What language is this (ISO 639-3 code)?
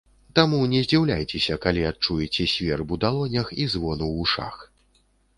bel